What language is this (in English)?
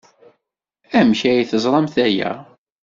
Kabyle